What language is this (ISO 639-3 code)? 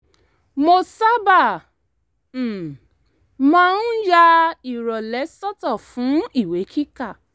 yor